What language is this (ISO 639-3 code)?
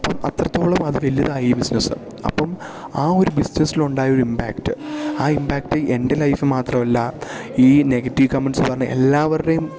mal